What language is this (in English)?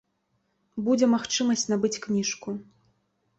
Belarusian